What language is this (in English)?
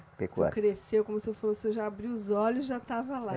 Portuguese